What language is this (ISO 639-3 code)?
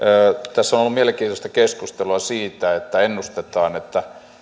fin